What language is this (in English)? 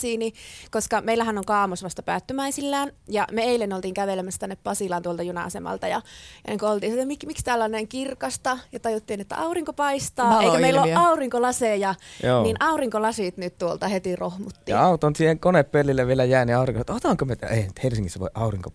Finnish